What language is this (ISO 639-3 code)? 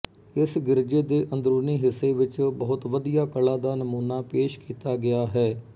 pan